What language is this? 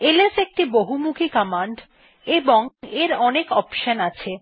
Bangla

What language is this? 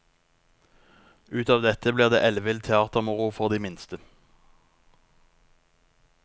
Norwegian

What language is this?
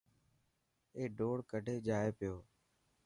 Dhatki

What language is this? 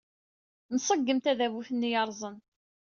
Kabyle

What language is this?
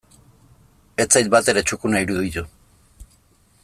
Basque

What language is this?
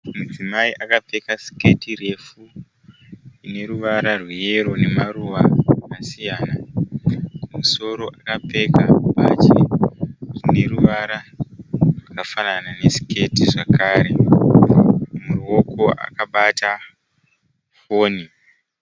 Shona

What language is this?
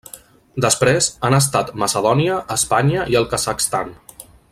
Catalan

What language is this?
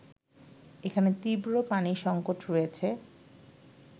Bangla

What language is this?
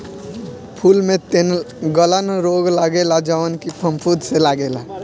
Bhojpuri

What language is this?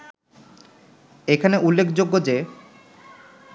Bangla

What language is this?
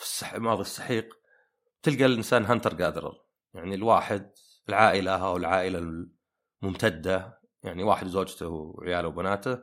Arabic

